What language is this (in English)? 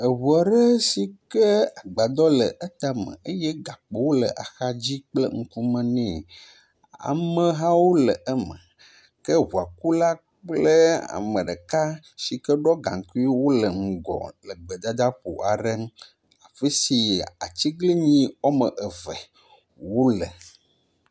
Ewe